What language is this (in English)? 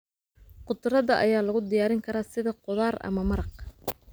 Somali